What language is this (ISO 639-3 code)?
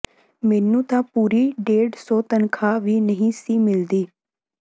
pan